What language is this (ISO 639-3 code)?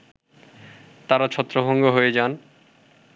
ben